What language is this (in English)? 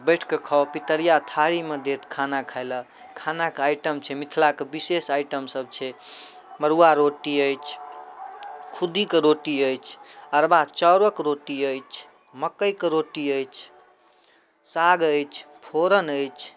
Maithili